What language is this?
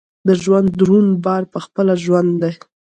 Pashto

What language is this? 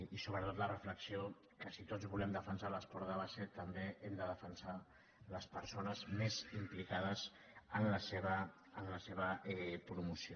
Catalan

